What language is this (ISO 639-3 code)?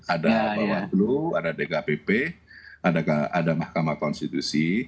ind